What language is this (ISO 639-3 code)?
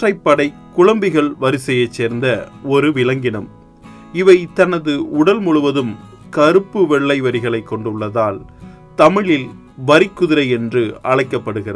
tam